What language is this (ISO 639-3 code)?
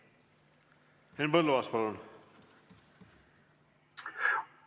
est